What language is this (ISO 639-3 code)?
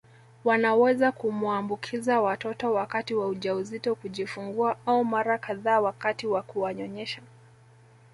swa